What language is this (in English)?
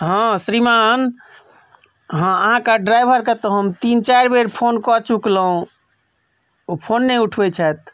Maithili